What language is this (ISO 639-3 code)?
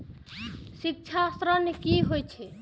mai